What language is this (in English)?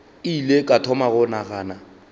Northern Sotho